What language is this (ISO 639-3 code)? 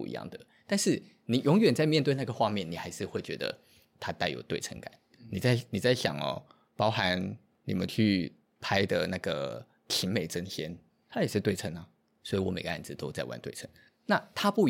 zho